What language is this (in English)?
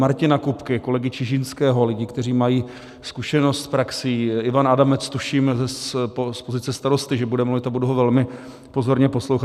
Czech